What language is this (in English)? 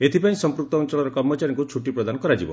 Odia